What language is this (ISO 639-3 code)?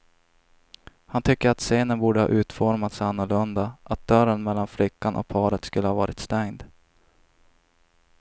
swe